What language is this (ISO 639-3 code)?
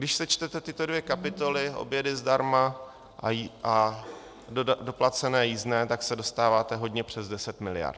ces